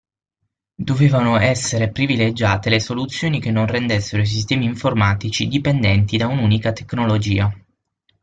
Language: Italian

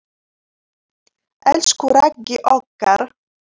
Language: Icelandic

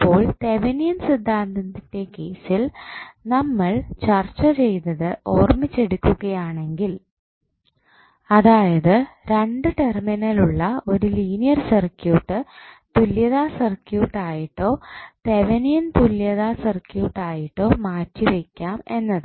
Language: Malayalam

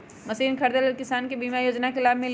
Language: Magahi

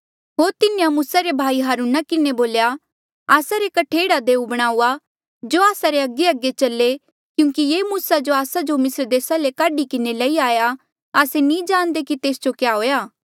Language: Mandeali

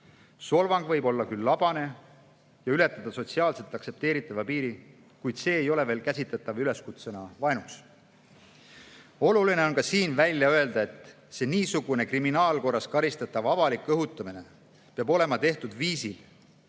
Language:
Estonian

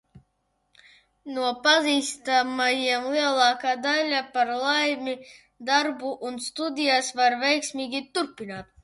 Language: Latvian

